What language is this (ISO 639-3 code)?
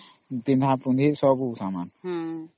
ori